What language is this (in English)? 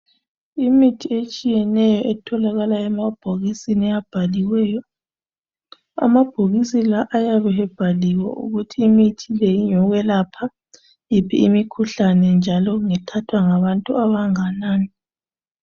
North Ndebele